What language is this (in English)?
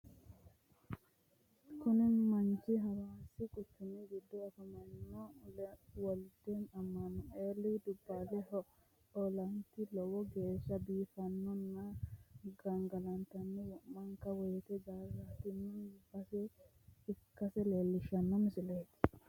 Sidamo